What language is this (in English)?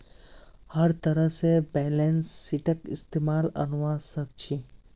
Magahi